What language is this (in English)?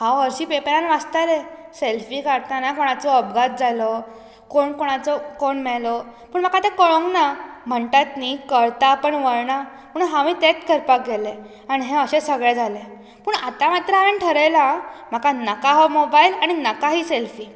Konkani